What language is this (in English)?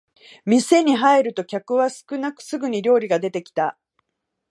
Japanese